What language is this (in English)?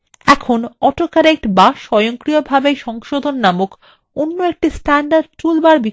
Bangla